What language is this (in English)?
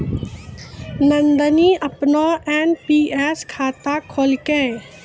Maithili